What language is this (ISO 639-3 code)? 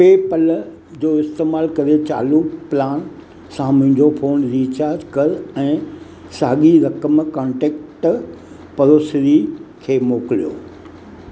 snd